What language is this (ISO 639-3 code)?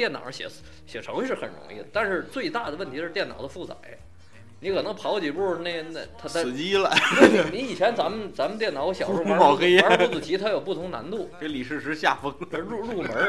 zho